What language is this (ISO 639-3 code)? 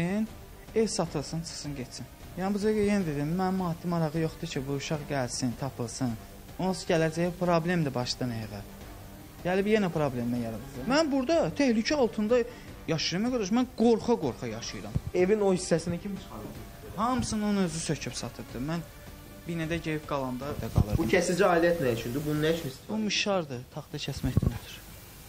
tur